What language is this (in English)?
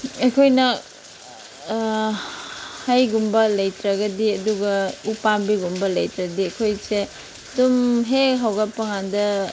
Manipuri